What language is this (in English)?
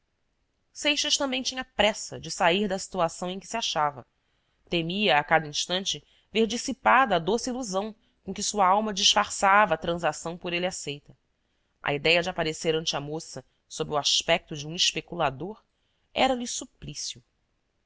Portuguese